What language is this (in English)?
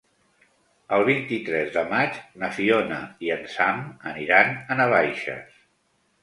Catalan